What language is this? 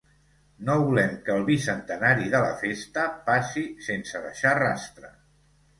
Catalan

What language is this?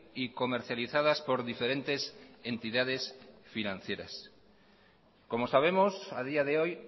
Spanish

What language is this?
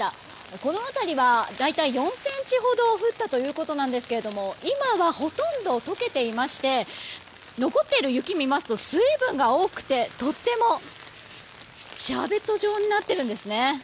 Japanese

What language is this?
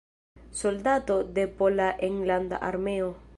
Esperanto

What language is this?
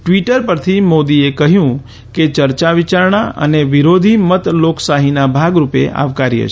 Gujarati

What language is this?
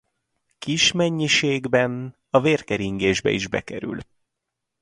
Hungarian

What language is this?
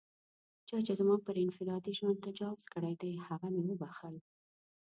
Pashto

